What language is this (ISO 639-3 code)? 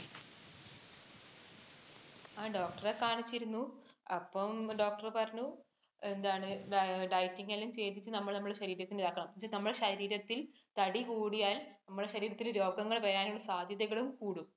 mal